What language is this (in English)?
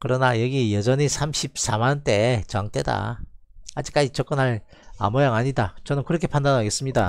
Korean